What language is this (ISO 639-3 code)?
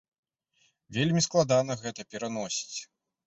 bel